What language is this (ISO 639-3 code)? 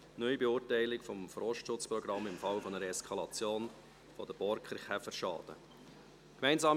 gsw